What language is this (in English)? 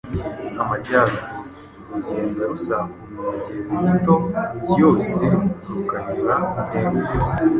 Kinyarwanda